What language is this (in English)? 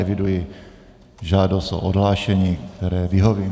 Czech